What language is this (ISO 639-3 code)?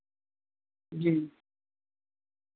urd